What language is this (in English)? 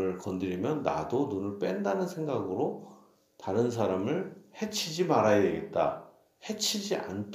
Korean